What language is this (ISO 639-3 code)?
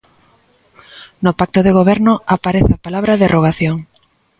glg